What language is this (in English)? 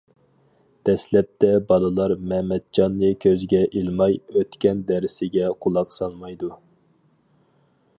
Uyghur